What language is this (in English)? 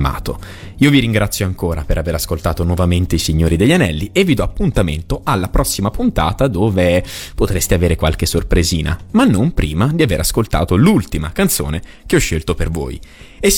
Italian